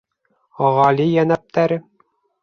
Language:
Bashkir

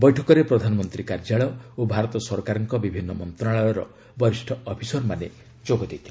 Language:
Odia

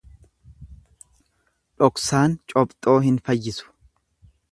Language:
Oromo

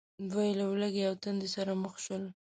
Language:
Pashto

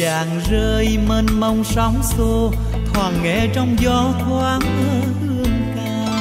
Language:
Vietnamese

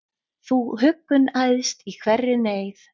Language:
Icelandic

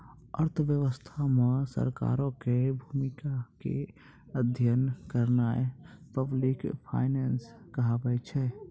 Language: Maithili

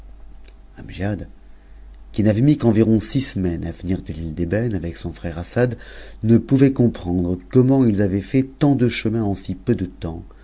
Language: French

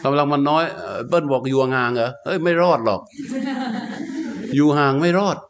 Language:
Thai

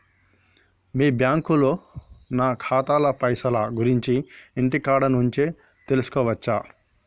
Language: Telugu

